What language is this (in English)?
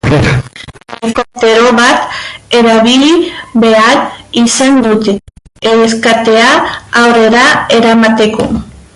Basque